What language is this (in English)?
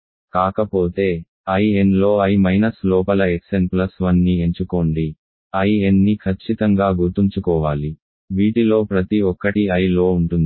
Telugu